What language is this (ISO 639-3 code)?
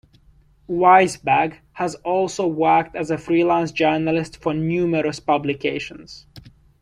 eng